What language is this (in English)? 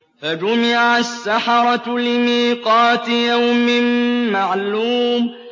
Arabic